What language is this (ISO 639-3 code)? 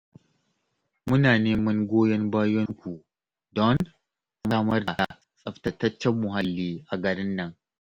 hau